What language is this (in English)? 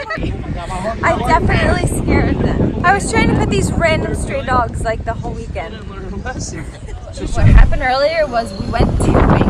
English